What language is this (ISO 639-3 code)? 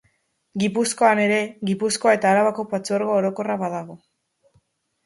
eus